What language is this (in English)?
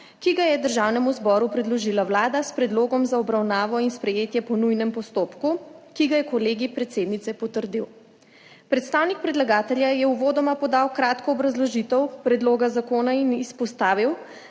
Slovenian